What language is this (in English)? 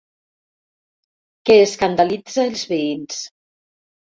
Catalan